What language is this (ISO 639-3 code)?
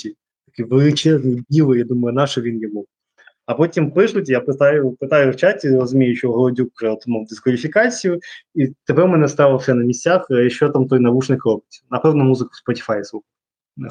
ukr